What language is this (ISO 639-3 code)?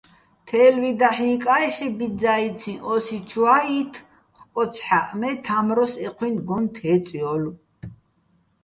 bbl